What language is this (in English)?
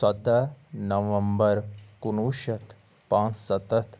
Kashmiri